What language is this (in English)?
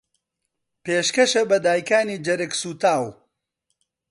Central Kurdish